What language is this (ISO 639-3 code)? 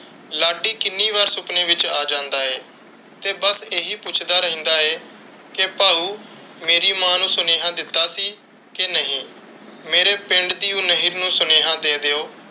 pan